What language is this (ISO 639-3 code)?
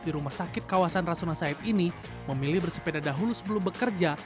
ind